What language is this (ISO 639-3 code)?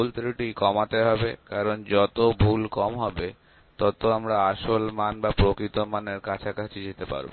ben